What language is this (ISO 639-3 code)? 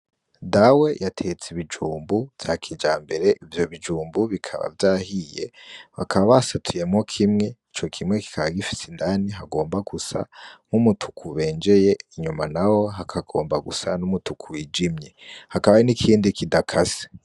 run